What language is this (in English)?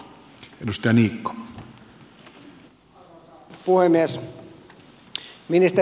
Finnish